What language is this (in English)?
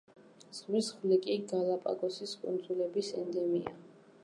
Georgian